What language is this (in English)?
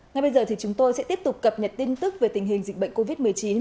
Vietnamese